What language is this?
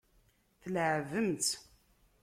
Kabyle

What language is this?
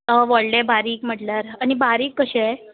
Konkani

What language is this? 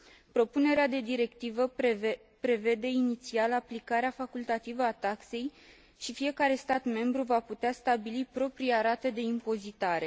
Romanian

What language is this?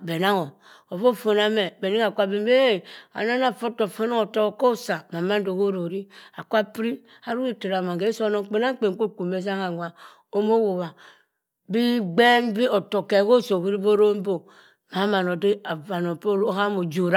Cross River Mbembe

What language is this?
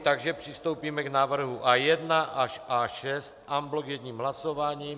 Czech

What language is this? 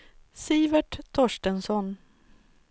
Swedish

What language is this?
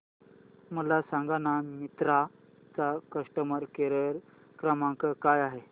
Marathi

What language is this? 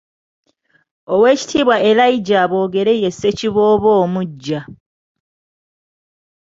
Ganda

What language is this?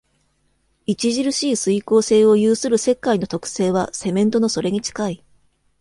Japanese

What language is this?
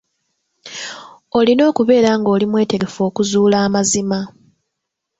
Ganda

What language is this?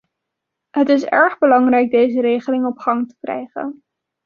Dutch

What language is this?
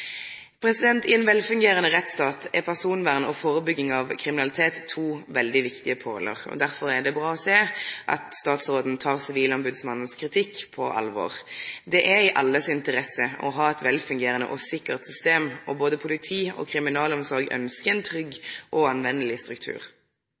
Norwegian Nynorsk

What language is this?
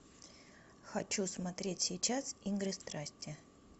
Russian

